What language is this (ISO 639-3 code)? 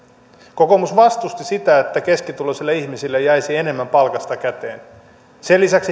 fin